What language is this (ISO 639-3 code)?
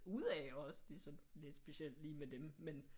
dan